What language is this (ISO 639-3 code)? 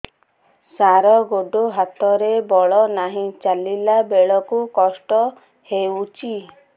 ori